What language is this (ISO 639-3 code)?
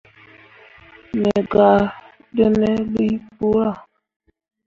mua